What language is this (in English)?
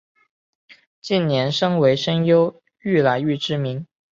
Chinese